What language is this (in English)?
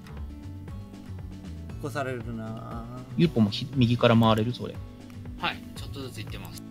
Japanese